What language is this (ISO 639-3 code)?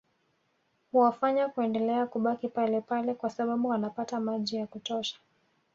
swa